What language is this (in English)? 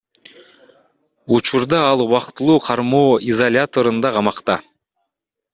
Kyrgyz